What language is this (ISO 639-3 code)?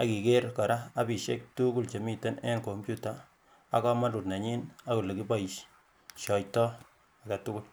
kln